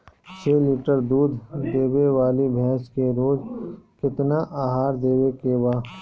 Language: Bhojpuri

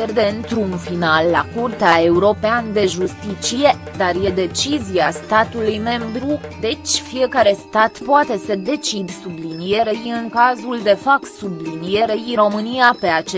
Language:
Romanian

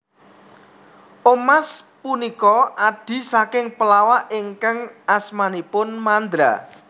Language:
Javanese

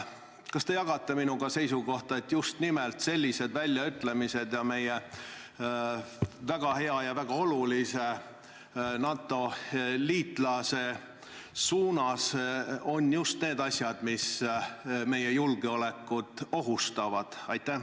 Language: Estonian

